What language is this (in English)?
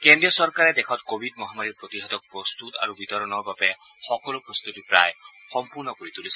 Assamese